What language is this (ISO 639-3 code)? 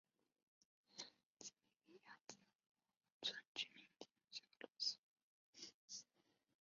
zho